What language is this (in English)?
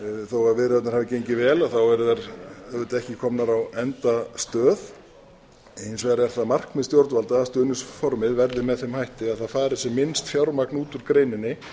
Icelandic